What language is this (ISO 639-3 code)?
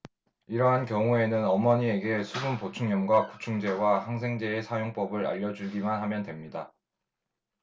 kor